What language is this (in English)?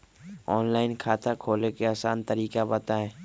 Magahi